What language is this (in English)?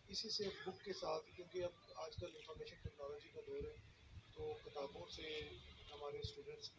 Arabic